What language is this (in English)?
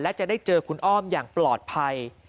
Thai